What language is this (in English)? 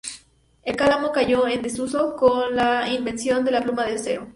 Spanish